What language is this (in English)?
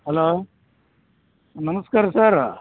Kannada